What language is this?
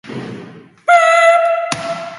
Basque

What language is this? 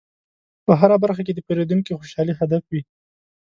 Pashto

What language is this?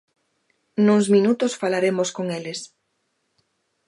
Galician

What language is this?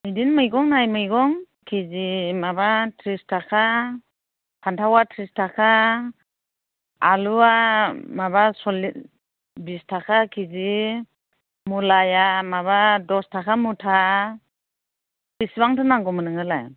Bodo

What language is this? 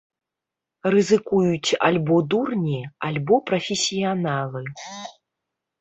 Belarusian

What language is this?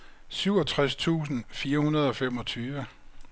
Danish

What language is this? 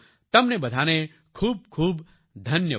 Gujarati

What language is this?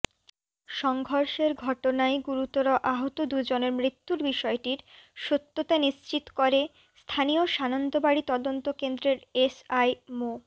Bangla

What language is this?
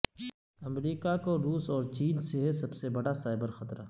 Urdu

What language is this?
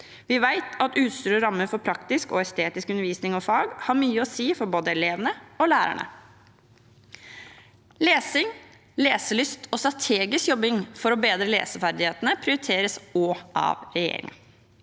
Norwegian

